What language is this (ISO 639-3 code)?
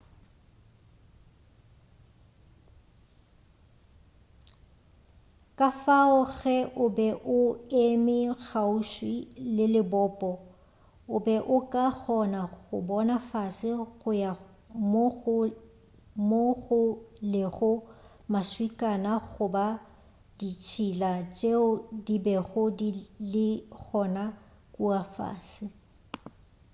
nso